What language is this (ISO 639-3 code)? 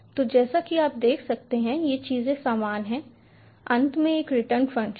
hin